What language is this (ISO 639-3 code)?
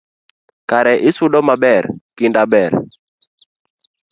luo